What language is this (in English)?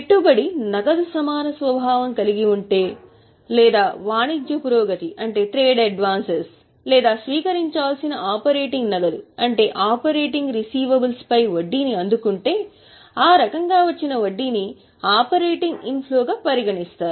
Telugu